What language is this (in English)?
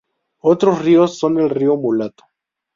Spanish